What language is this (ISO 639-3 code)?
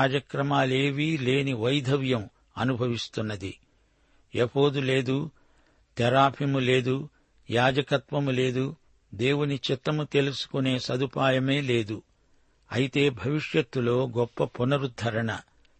tel